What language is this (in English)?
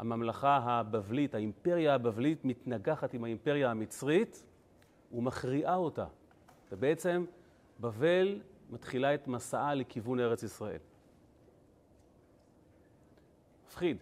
Hebrew